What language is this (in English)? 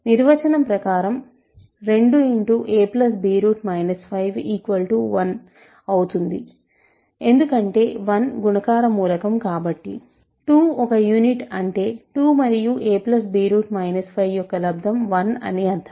Telugu